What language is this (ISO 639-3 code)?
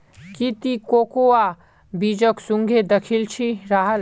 mag